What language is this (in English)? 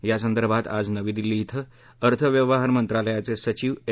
Marathi